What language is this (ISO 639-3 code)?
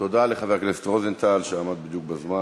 heb